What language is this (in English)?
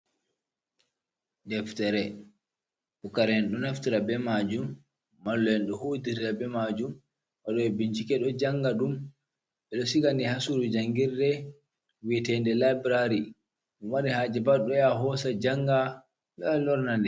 Fula